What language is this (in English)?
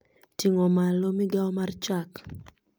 Luo (Kenya and Tanzania)